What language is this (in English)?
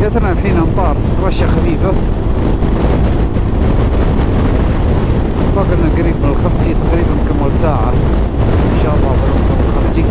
Arabic